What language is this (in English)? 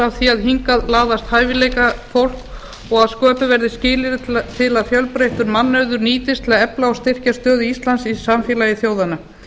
Icelandic